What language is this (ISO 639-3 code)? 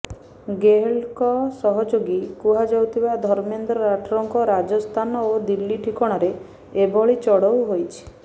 ori